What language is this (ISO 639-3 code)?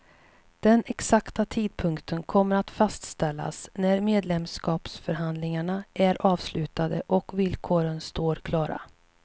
swe